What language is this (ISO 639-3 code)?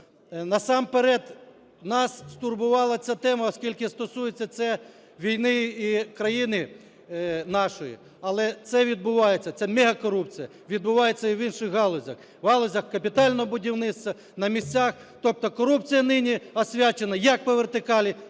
ukr